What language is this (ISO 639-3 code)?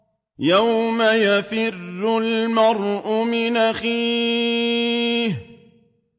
ara